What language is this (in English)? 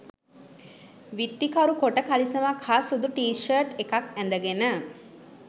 Sinhala